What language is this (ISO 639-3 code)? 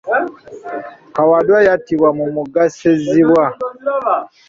lug